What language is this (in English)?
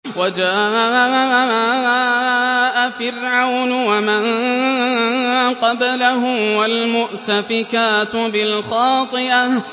Arabic